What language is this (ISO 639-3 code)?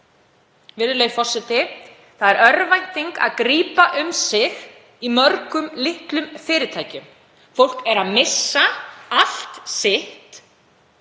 isl